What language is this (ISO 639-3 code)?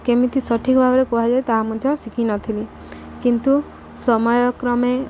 ori